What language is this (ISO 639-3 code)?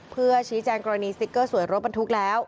tha